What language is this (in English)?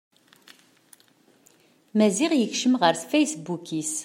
Kabyle